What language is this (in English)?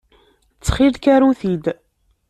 Kabyle